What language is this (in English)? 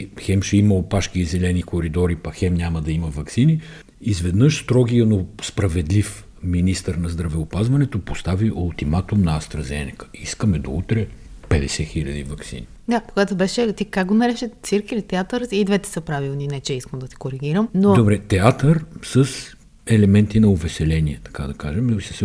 Bulgarian